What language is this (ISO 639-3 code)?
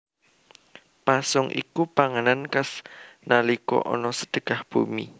jav